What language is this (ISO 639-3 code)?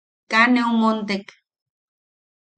yaq